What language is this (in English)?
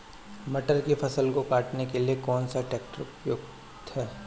Hindi